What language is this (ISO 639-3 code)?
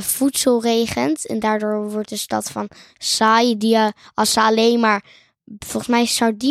nld